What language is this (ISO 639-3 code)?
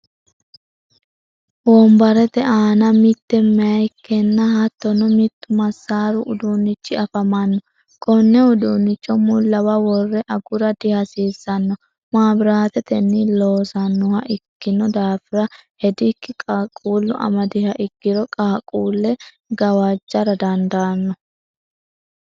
sid